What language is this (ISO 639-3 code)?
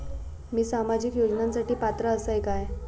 mar